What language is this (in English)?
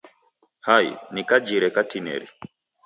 Taita